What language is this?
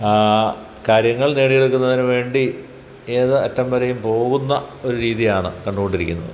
Malayalam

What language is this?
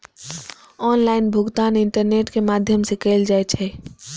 Maithili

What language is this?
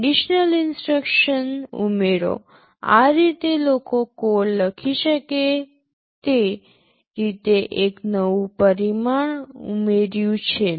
Gujarati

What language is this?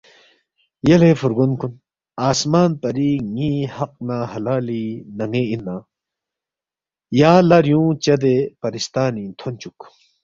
Balti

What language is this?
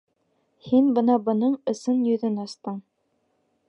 Bashkir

